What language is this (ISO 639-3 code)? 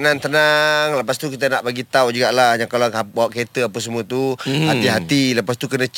msa